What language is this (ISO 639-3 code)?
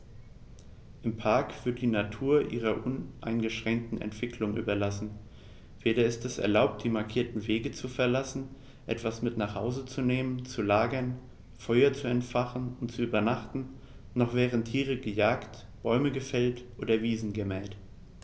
deu